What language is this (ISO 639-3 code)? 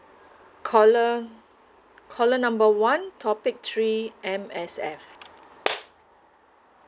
eng